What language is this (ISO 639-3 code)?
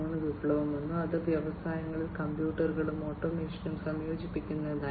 mal